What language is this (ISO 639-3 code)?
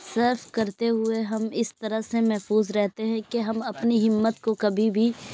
urd